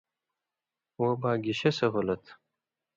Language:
Indus Kohistani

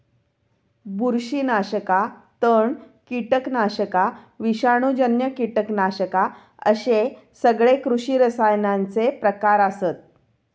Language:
Marathi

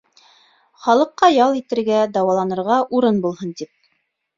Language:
Bashkir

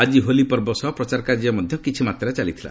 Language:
Odia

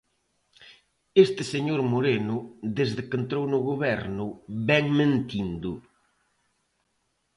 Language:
Galician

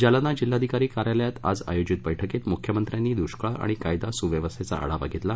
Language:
Marathi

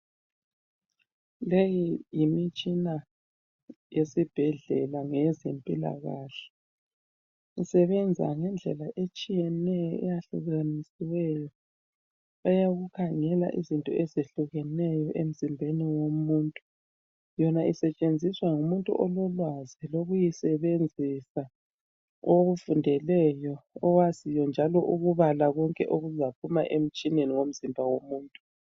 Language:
North Ndebele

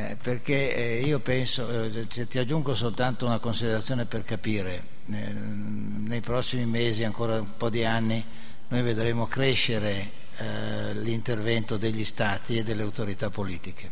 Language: Italian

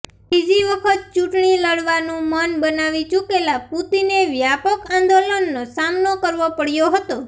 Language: Gujarati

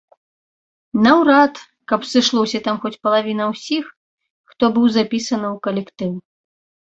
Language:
Belarusian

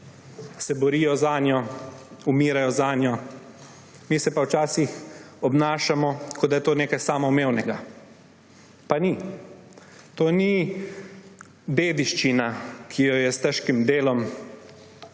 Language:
Slovenian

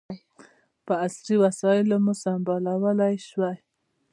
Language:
Pashto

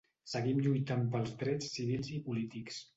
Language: Catalan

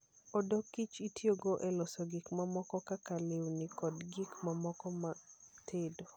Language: Luo (Kenya and Tanzania)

